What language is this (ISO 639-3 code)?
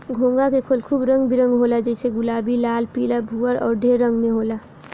bho